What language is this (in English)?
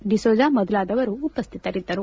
Kannada